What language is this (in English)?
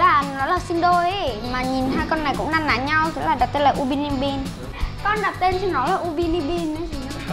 Vietnamese